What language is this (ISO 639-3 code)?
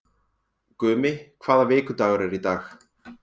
isl